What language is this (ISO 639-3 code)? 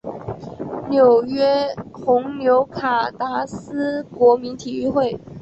zho